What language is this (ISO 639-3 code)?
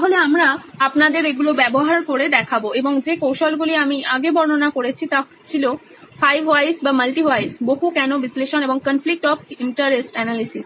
ben